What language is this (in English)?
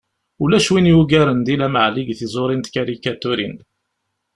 Kabyle